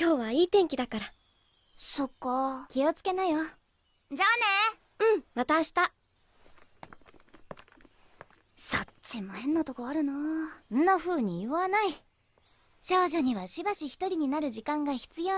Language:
Japanese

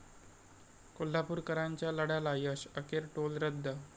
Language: Marathi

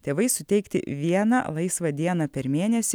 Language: Lithuanian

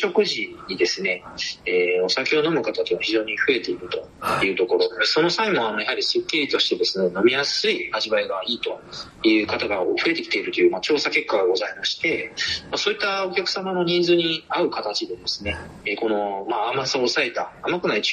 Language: Japanese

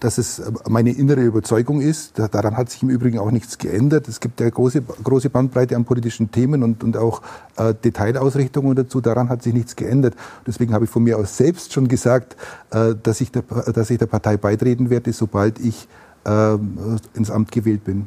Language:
German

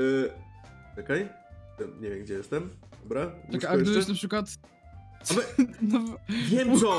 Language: Polish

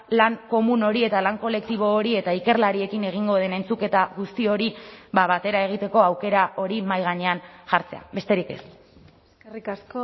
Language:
Basque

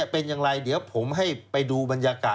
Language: Thai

